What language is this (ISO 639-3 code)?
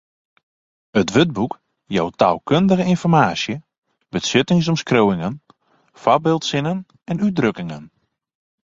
fry